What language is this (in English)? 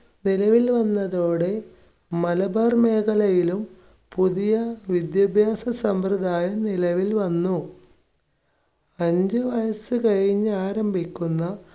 Malayalam